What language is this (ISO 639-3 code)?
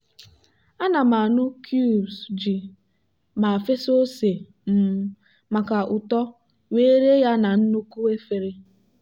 ibo